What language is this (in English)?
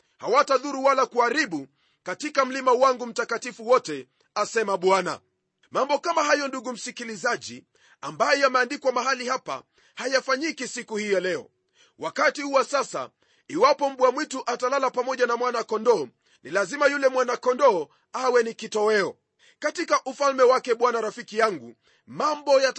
Swahili